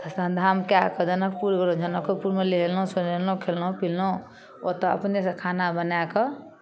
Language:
Maithili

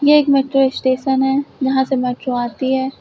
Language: Hindi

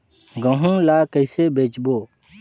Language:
Chhattisgarhi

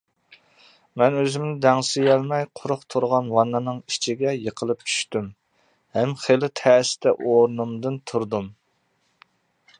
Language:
Uyghur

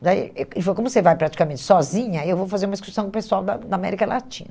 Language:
Portuguese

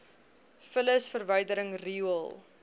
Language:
Afrikaans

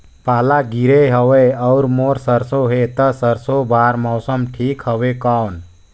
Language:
Chhattisgarhi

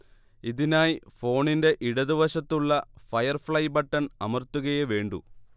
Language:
Malayalam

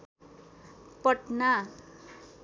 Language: Nepali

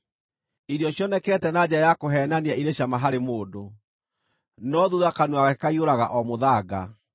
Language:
Kikuyu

